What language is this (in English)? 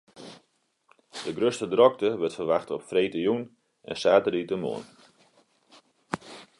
Western Frisian